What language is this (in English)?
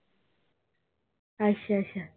Punjabi